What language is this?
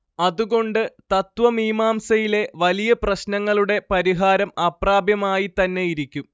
Malayalam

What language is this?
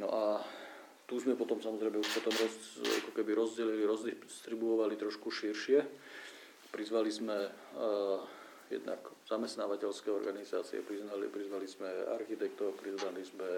Slovak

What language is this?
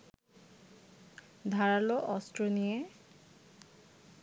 Bangla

